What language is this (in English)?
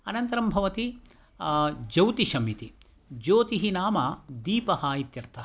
Sanskrit